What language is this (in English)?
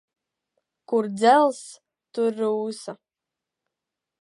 Latvian